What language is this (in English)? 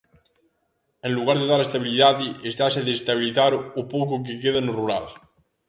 Galician